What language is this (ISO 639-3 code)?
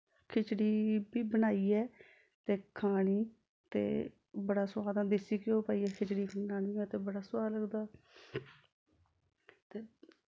doi